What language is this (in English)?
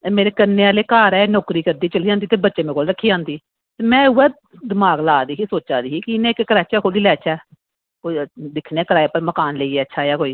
Dogri